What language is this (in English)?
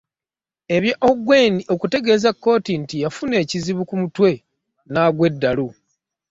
Ganda